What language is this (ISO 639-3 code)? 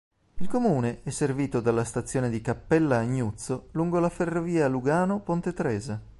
ita